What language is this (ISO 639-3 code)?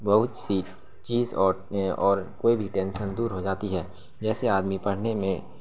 urd